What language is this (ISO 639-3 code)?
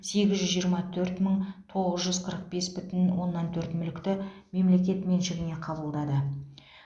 kaz